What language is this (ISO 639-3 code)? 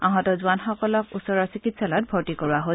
asm